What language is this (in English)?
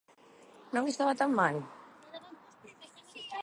Galician